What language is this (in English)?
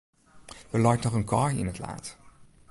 Western Frisian